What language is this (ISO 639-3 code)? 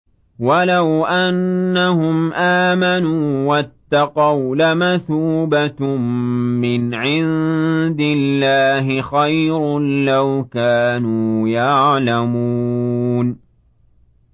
ara